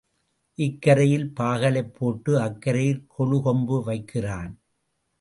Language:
Tamil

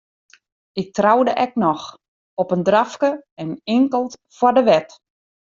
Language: Western Frisian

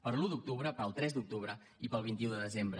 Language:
Catalan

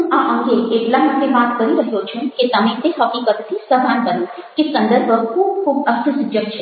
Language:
Gujarati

